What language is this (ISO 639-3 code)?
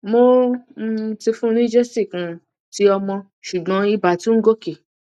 yor